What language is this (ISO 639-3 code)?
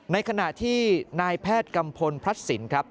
tha